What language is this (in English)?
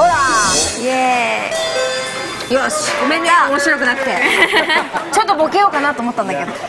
Japanese